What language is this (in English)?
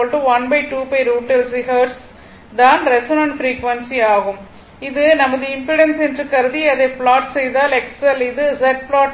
Tamil